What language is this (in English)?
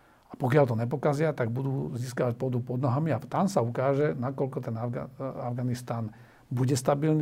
Slovak